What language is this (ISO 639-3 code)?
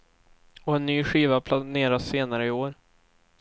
swe